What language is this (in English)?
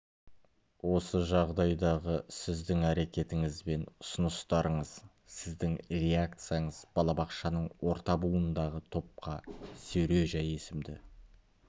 Kazakh